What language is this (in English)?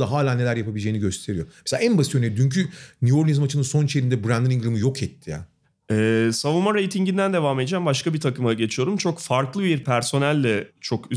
Turkish